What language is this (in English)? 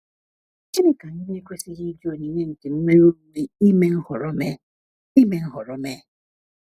Igbo